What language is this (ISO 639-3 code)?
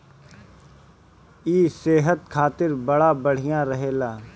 bho